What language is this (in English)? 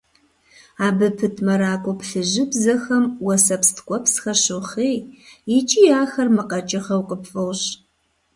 Kabardian